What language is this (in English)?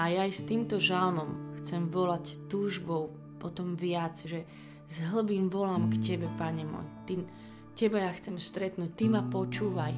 Slovak